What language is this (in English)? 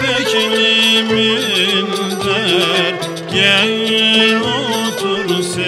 Bulgarian